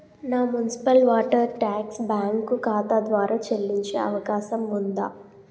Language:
Telugu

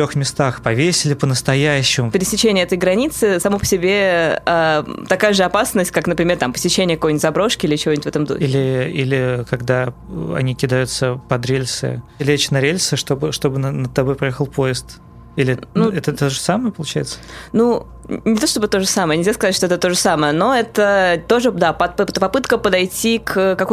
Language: Russian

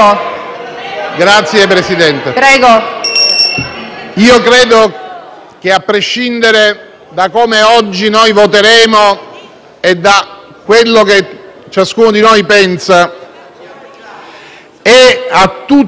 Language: Italian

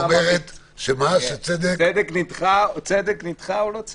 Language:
Hebrew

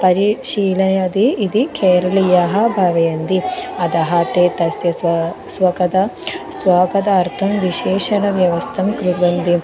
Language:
Sanskrit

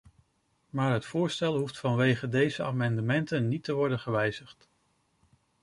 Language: Dutch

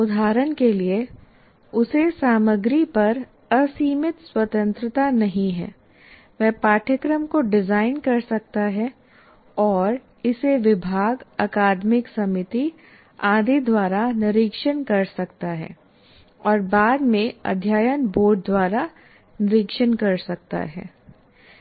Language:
Hindi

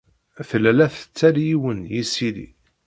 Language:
Kabyle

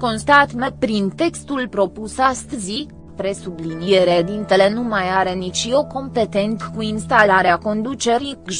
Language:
Romanian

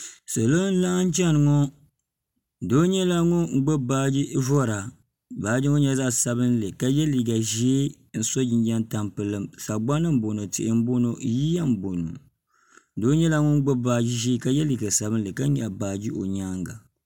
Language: Dagbani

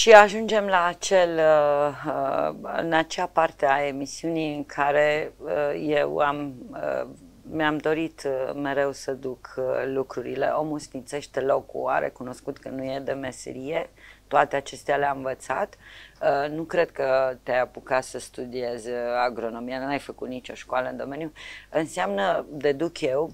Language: Romanian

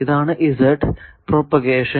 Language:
Malayalam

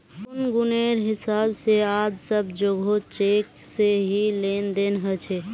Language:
Magahi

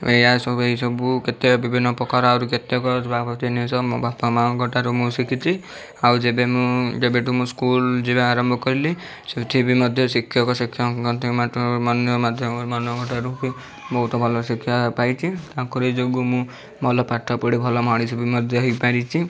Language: Odia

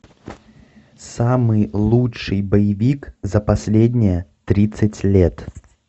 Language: Russian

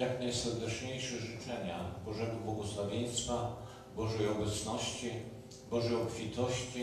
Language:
Polish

